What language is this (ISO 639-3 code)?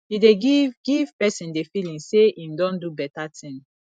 pcm